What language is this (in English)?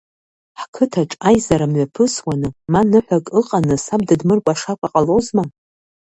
Abkhazian